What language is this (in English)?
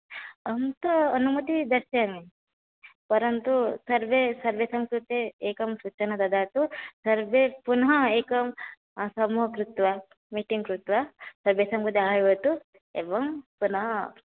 Sanskrit